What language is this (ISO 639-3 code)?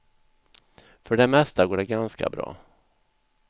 swe